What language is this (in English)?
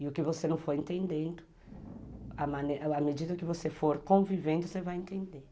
Portuguese